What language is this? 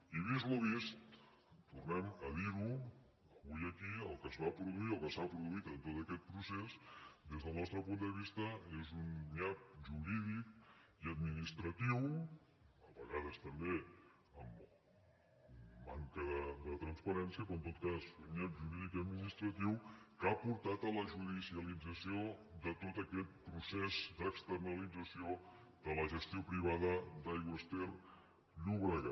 Catalan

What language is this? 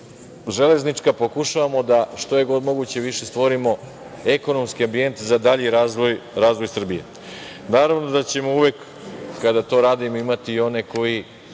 Serbian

